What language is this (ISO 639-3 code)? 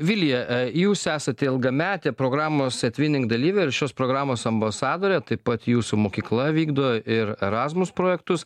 lit